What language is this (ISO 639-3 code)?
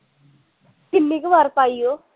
pan